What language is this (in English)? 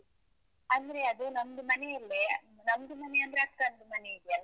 Kannada